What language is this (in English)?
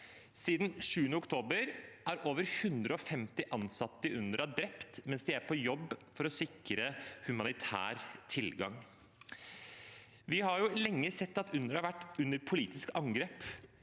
Norwegian